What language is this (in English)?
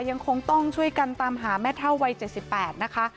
Thai